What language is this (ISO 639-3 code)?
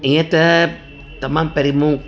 snd